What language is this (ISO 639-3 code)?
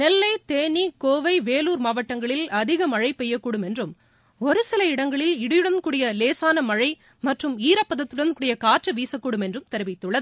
tam